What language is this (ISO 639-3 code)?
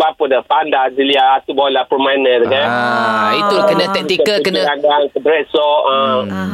msa